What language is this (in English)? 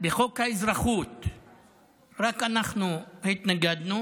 Hebrew